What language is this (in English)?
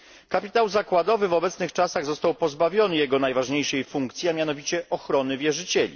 Polish